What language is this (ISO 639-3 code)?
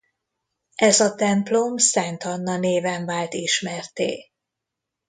hun